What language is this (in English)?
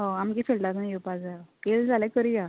Konkani